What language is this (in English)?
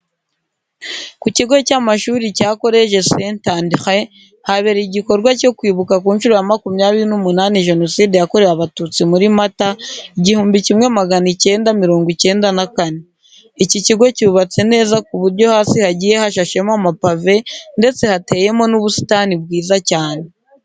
Kinyarwanda